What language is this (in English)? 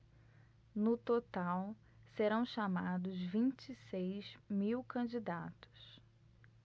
Portuguese